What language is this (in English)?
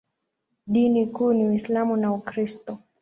Swahili